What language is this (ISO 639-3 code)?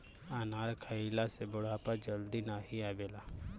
bho